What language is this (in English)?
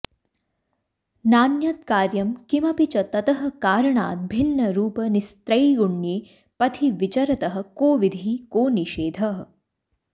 Sanskrit